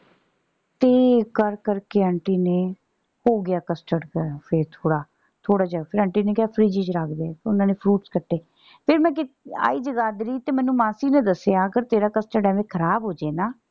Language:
Punjabi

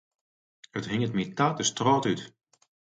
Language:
Western Frisian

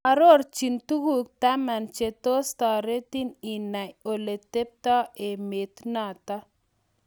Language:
Kalenjin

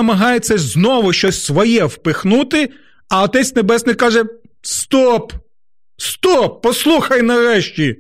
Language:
Ukrainian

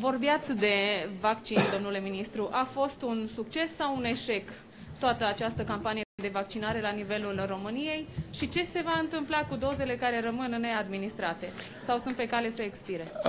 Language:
Romanian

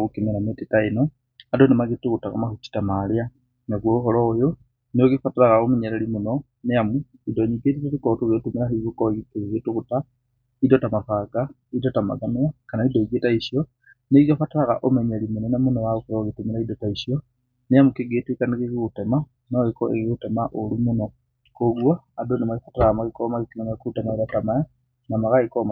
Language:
Kikuyu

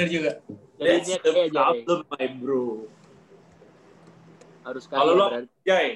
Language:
Indonesian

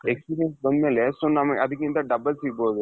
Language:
Kannada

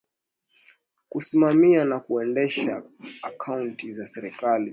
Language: Swahili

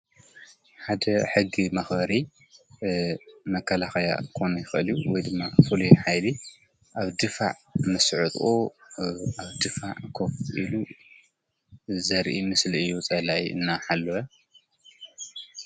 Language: Tigrinya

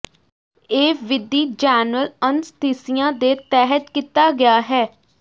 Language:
Punjabi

